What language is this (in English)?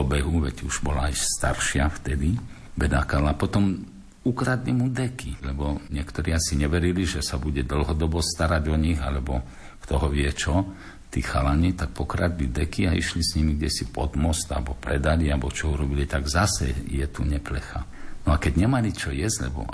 Slovak